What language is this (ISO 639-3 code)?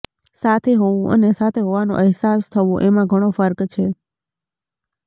guj